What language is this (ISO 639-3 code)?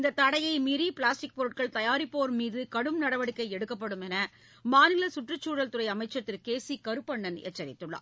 tam